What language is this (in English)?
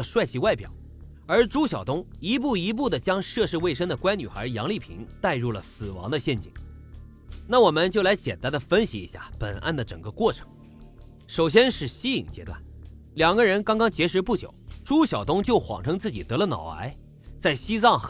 Chinese